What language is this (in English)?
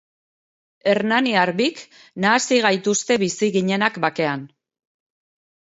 Basque